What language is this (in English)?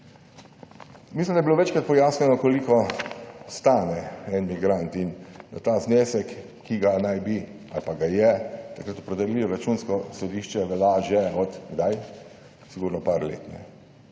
Slovenian